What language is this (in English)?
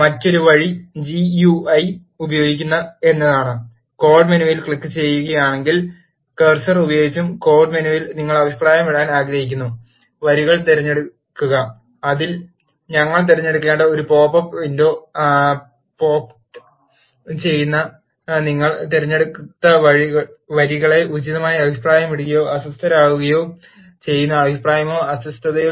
Malayalam